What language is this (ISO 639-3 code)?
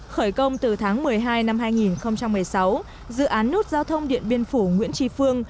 vie